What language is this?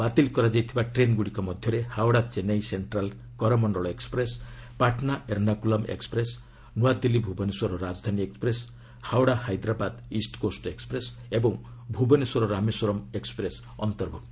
Odia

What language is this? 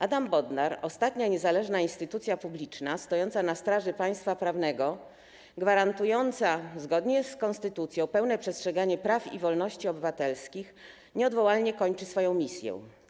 Polish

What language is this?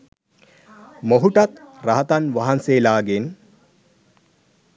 Sinhala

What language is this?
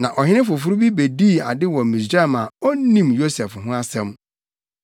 Akan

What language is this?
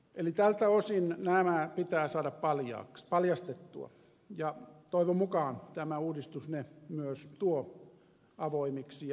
Finnish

